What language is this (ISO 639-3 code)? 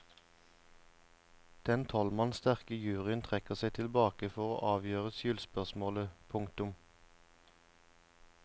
nor